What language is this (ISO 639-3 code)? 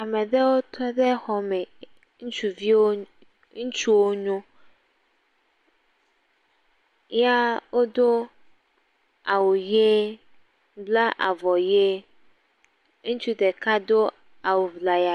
ewe